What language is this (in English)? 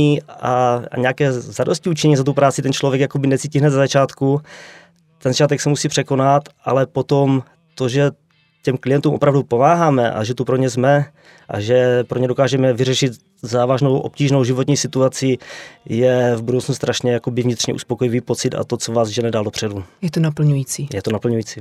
Czech